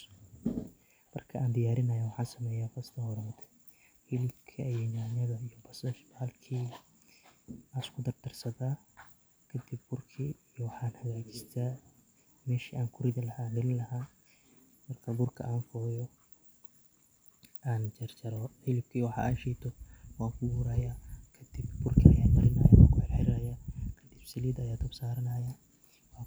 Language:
Somali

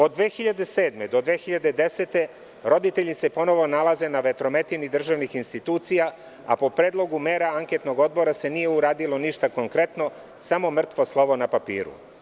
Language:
Serbian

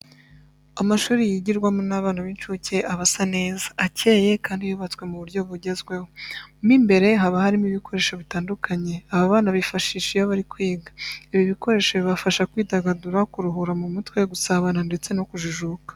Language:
Kinyarwanda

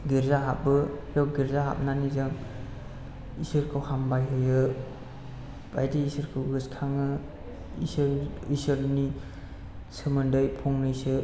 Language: Bodo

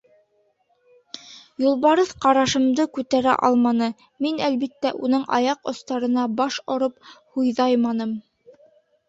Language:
Bashkir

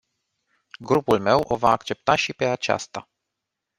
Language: Romanian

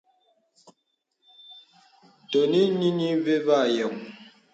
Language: Bebele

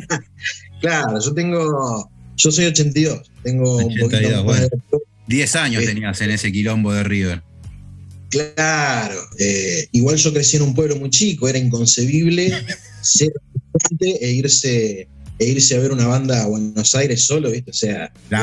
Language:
Spanish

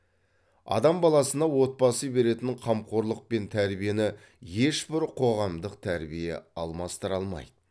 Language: Kazakh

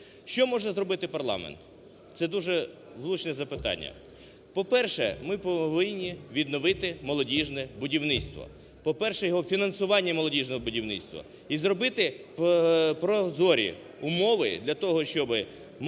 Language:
Ukrainian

